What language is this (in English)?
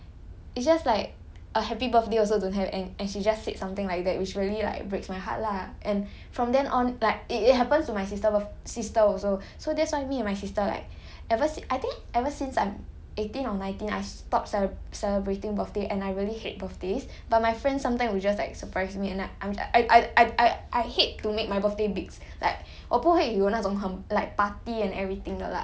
English